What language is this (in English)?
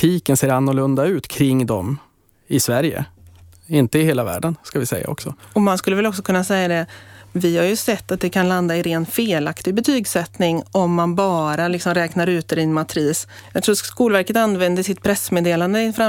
Swedish